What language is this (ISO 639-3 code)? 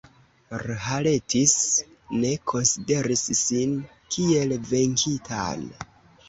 epo